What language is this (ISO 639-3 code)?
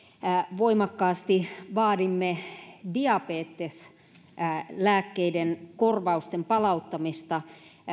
fin